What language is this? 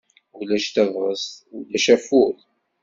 Kabyle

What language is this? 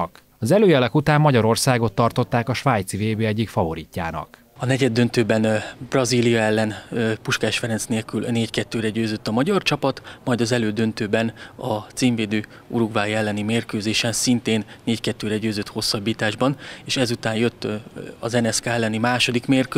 Hungarian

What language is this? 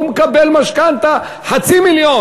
Hebrew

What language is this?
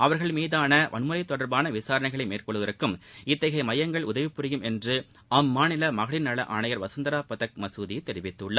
Tamil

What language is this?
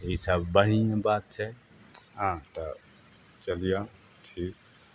Maithili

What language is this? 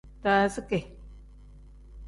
Tem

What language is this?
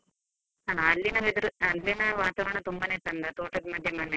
Kannada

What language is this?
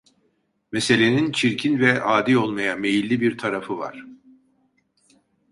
Turkish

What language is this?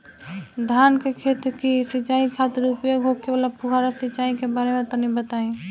Bhojpuri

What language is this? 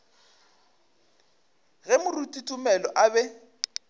Northern Sotho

